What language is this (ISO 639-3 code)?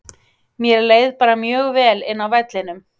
isl